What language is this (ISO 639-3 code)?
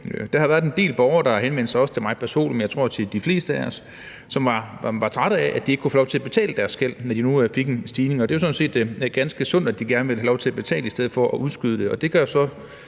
dan